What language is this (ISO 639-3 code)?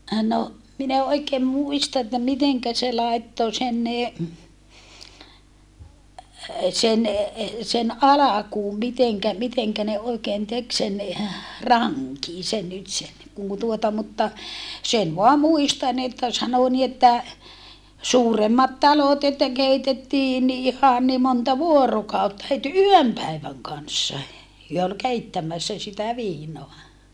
fin